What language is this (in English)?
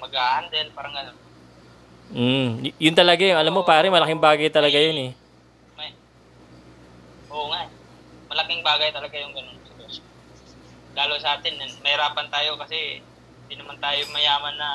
Filipino